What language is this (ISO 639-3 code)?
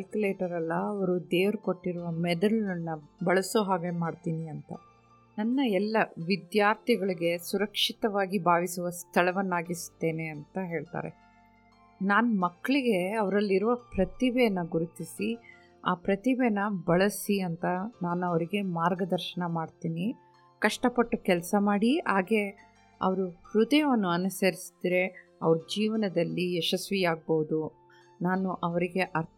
kan